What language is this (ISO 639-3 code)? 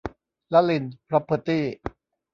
tha